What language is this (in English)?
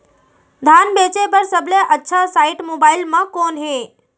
Chhattisgarhi